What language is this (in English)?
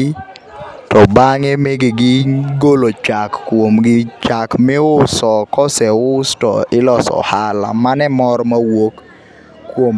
Luo (Kenya and Tanzania)